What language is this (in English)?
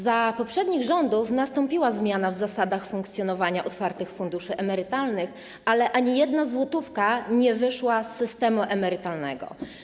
Polish